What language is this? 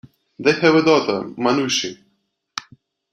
English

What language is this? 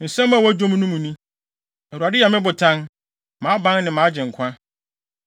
Akan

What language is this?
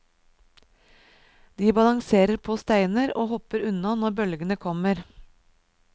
Norwegian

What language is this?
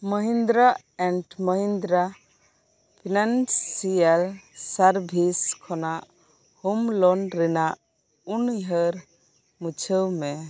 Santali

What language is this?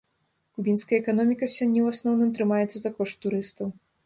Belarusian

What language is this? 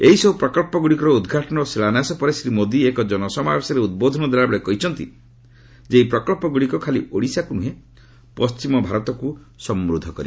Odia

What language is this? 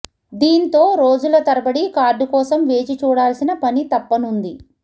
Telugu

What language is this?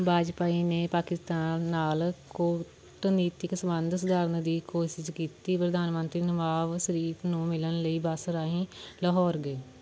Punjabi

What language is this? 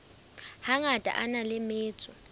Southern Sotho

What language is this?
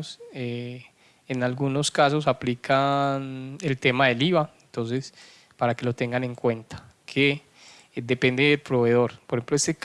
Spanish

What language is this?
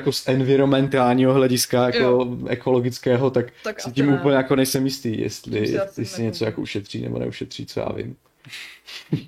Czech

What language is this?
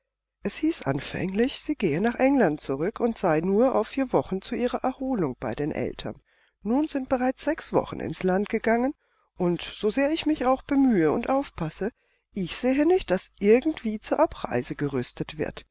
German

